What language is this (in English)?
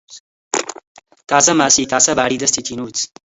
Central Kurdish